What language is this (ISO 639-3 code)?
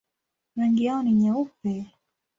swa